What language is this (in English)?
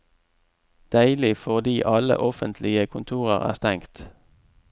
Norwegian